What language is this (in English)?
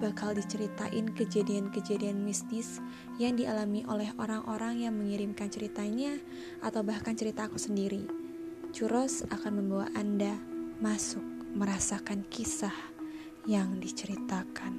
Indonesian